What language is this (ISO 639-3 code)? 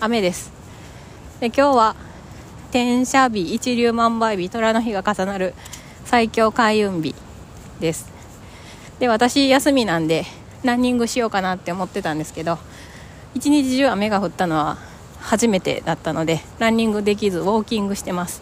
jpn